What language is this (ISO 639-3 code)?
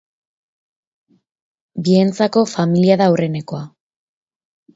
eus